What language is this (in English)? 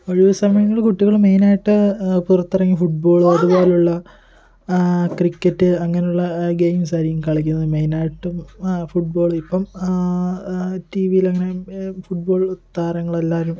Malayalam